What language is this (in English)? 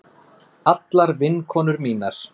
Icelandic